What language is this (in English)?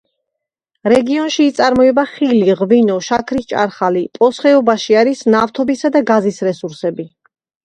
Georgian